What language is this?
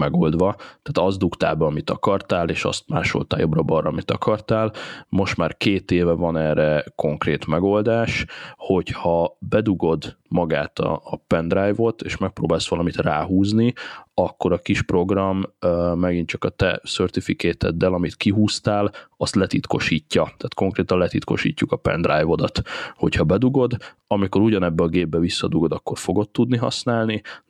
Hungarian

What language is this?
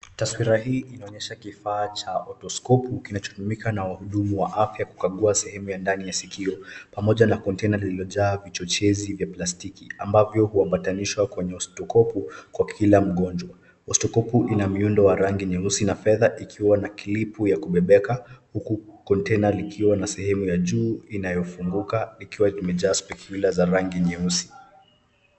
Swahili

